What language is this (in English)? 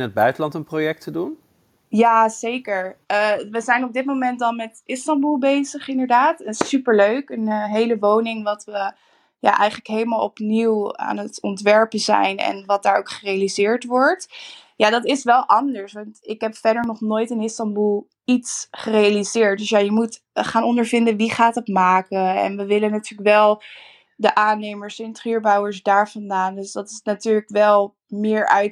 Dutch